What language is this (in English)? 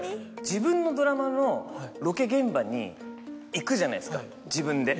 Japanese